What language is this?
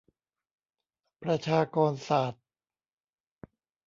Thai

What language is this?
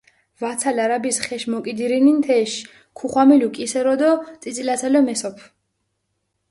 Mingrelian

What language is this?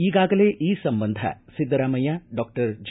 Kannada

